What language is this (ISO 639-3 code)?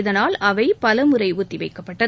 tam